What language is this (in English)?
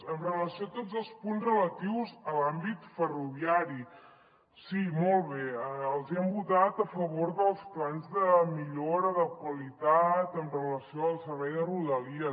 Catalan